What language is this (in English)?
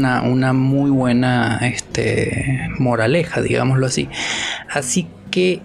Spanish